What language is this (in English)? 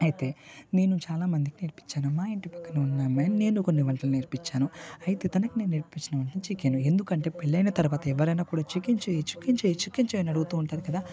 Telugu